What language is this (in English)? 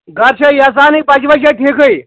Kashmiri